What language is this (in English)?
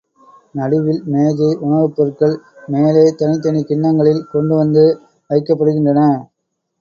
Tamil